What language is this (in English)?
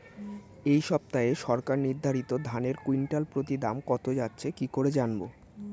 Bangla